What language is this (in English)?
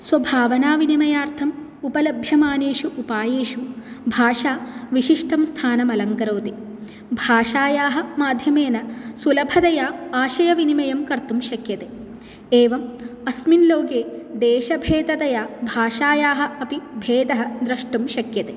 Sanskrit